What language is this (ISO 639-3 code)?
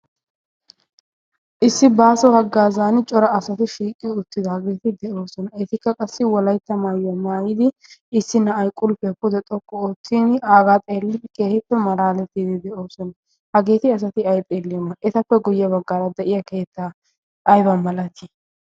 wal